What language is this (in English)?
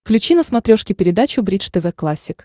Russian